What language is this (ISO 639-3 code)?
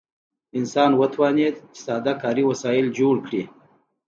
pus